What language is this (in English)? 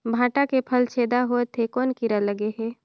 Chhattisgarhi